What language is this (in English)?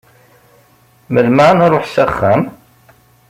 Kabyle